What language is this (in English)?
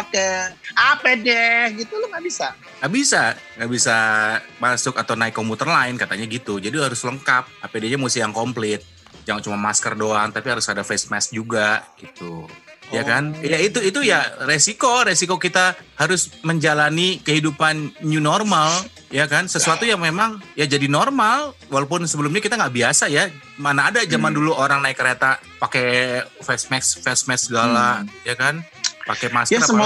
Indonesian